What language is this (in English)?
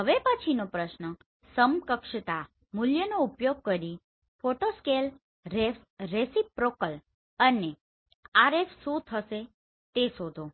Gujarati